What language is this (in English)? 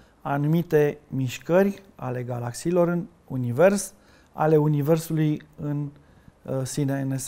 Romanian